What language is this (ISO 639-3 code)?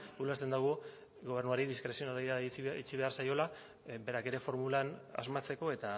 eus